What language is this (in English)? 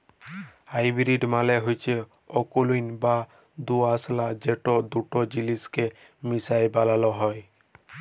Bangla